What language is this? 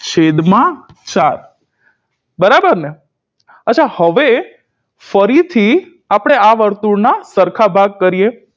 Gujarati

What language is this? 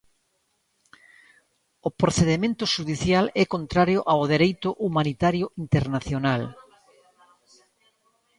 Galician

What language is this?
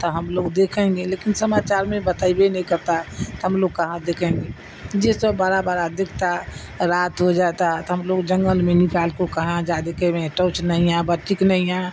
Urdu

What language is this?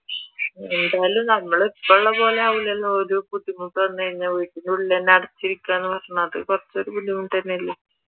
Malayalam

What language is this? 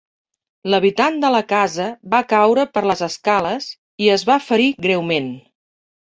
Catalan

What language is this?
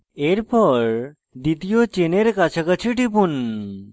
Bangla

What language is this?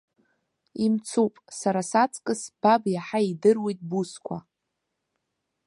Abkhazian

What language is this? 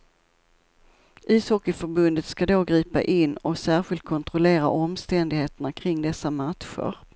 Swedish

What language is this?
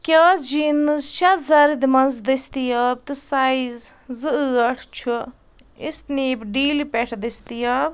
Kashmiri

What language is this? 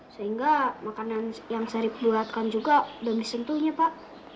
Indonesian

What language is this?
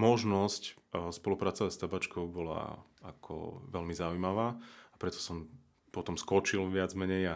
Slovak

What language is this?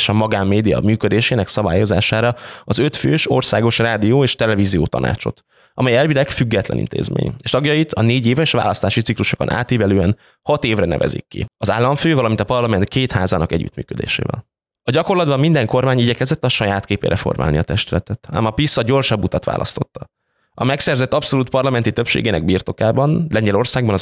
Hungarian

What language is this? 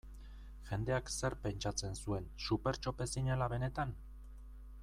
Basque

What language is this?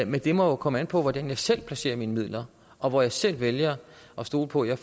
Danish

